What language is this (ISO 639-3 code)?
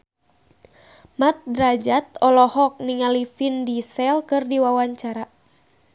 sun